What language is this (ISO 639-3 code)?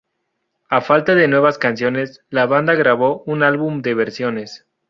spa